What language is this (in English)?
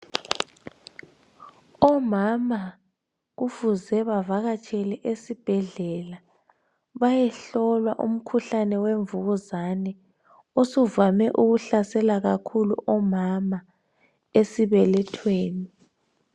North Ndebele